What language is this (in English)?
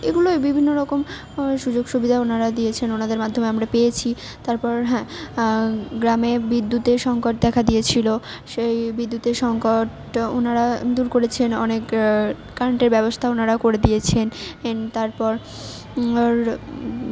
Bangla